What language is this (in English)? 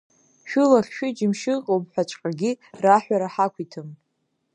Abkhazian